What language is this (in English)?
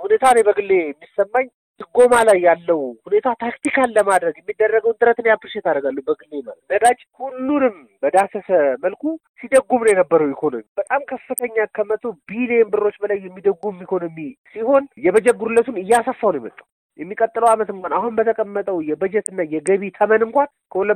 Amharic